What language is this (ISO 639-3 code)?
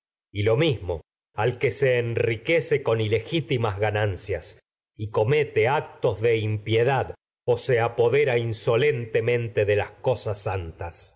spa